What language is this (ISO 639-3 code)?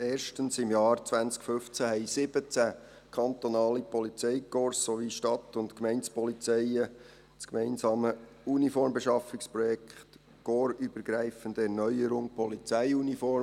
gsw